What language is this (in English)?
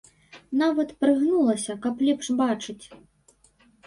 Belarusian